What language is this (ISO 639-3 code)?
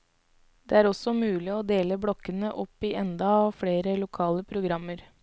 nor